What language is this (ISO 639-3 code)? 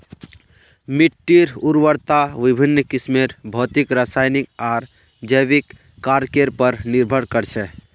mag